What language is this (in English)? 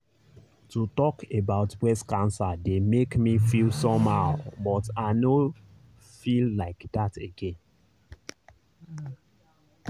Nigerian Pidgin